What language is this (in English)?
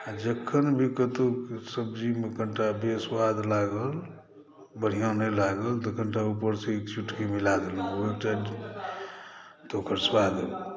Maithili